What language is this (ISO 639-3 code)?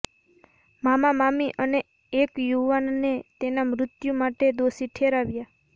guj